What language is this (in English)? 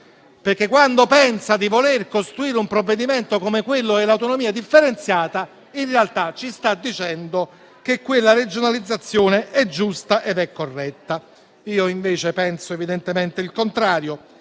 Italian